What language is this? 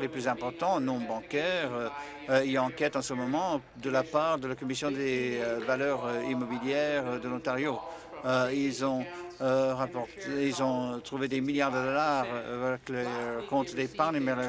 French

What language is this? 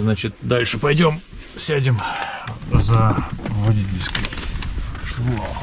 Russian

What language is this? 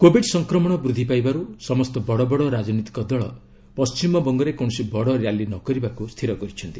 Odia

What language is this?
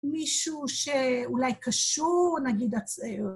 Hebrew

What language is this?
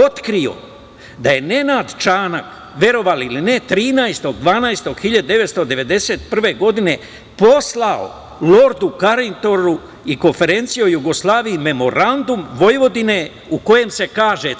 Serbian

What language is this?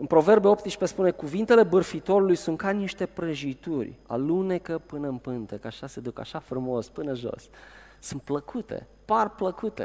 Romanian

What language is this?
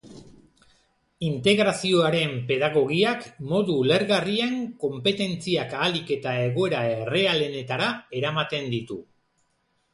Basque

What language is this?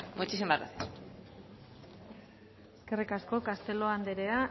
Basque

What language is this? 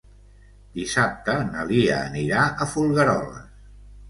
Catalan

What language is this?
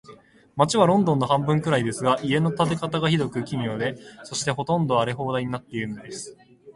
Japanese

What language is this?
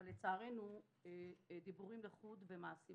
Hebrew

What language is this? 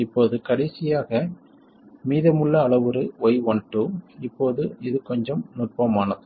Tamil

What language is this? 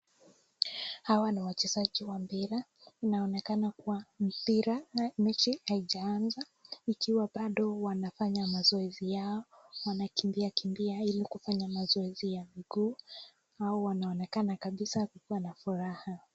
Swahili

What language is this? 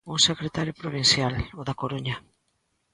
Galician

